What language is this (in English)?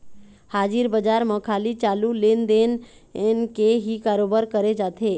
Chhattisgarhi